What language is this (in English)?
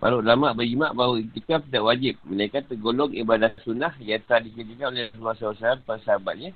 Malay